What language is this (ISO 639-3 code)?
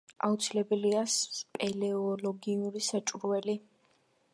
kat